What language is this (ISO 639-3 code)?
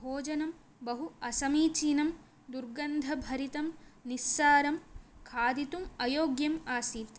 san